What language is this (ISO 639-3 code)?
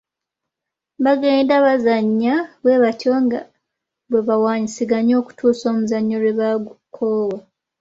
lug